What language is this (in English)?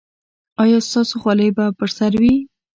Pashto